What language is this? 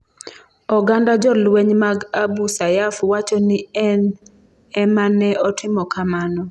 Luo (Kenya and Tanzania)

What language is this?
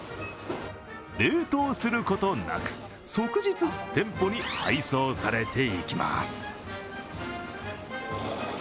Japanese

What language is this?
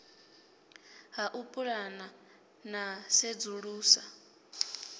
Venda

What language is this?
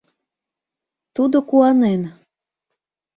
Mari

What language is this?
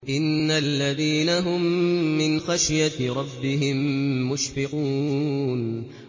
Arabic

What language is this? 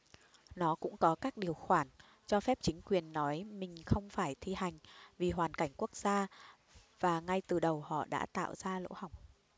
Vietnamese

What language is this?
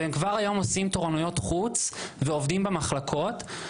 Hebrew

